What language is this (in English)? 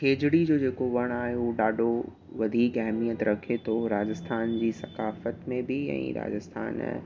Sindhi